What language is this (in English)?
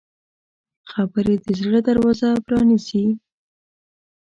Pashto